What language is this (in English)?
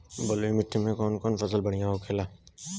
Bhojpuri